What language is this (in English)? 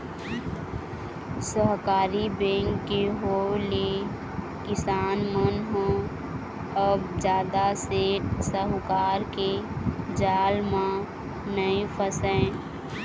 Chhattisgarhi